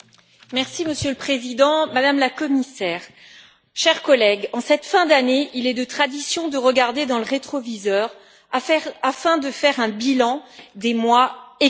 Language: French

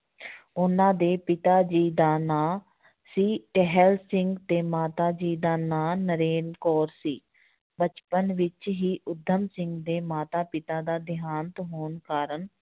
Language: Punjabi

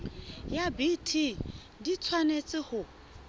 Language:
Southern Sotho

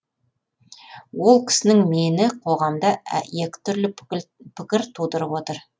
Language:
Kazakh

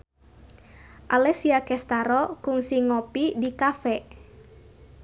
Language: Sundanese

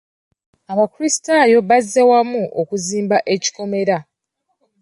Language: Ganda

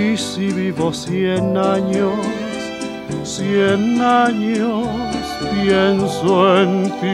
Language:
Spanish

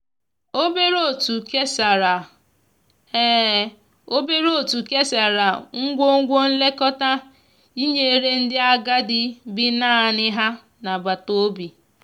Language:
Igbo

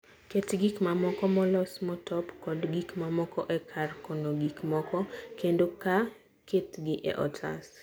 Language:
Luo (Kenya and Tanzania)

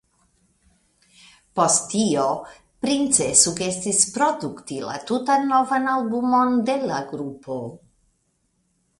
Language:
Esperanto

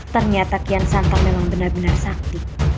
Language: Indonesian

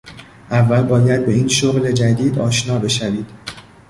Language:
Persian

